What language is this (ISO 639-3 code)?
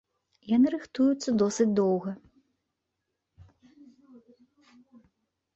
bel